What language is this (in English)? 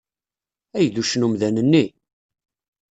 Kabyle